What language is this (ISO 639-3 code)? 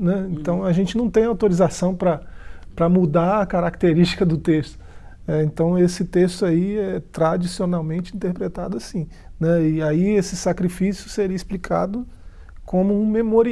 por